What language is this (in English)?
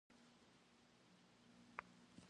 Kabardian